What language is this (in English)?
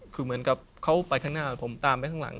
Thai